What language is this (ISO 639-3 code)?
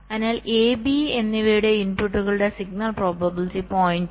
mal